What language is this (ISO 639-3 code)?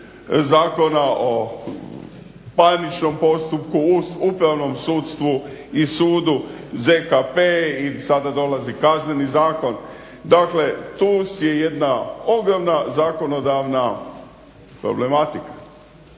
hrv